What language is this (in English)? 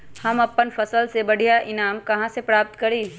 Magahi